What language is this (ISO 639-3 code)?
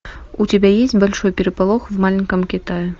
rus